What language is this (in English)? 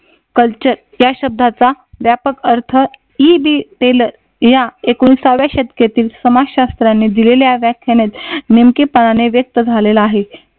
Marathi